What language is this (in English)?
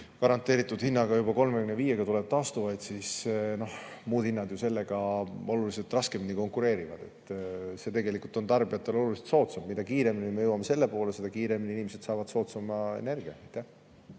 Estonian